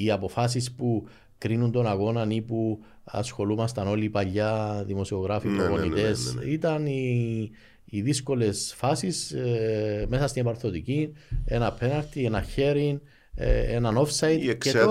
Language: Greek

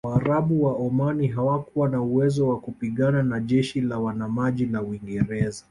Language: Swahili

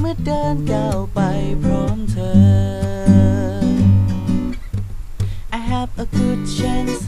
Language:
Thai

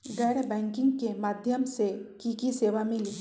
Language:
Magahi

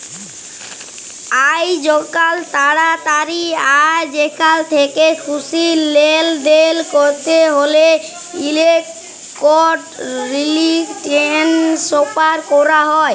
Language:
Bangla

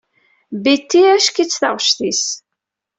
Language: Kabyle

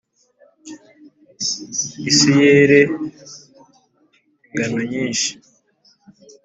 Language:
Kinyarwanda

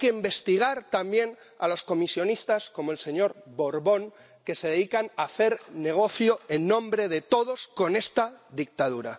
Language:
Spanish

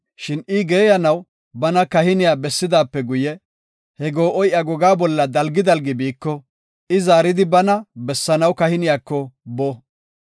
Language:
Gofa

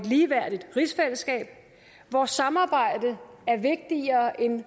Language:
Danish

